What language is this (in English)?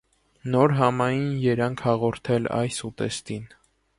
Armenian